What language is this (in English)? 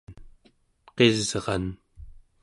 Central Yupik